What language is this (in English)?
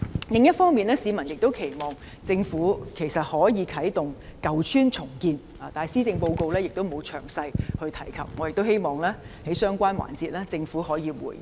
Cantonese